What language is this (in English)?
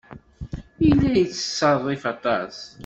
Kabyle